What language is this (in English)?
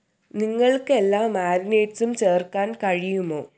Malayalam